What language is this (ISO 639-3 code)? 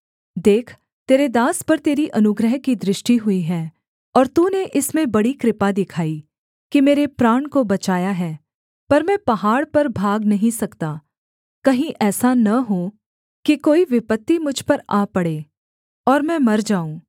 hin